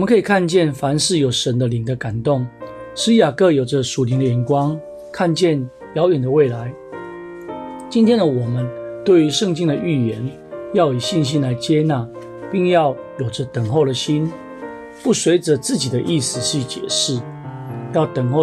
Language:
Chinese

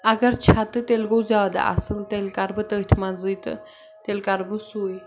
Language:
Kashmiri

